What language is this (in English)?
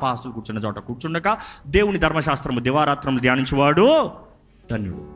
Telugu